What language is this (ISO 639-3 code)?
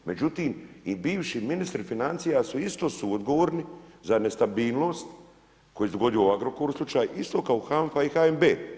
hrv